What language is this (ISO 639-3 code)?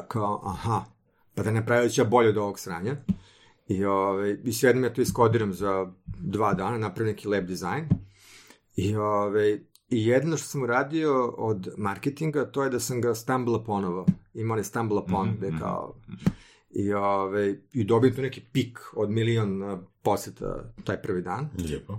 hrv